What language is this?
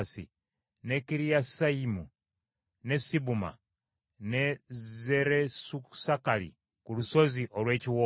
Ganda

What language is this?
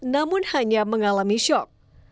Indonesian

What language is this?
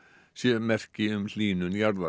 Icelandic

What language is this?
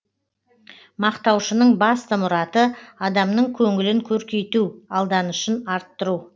Kazakh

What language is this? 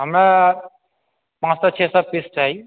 Maithili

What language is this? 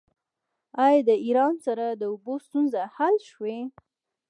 Pashto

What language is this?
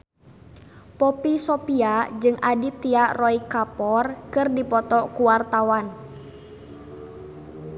Sundanese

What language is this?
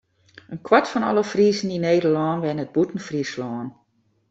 Western Frisian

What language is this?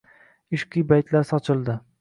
Uzbek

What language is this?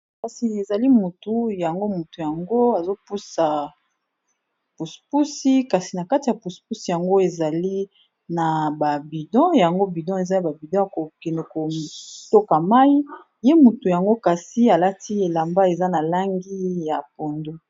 Lingala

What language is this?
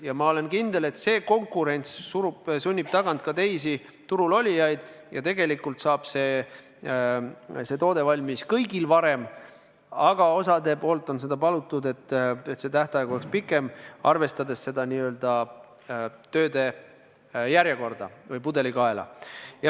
Estonian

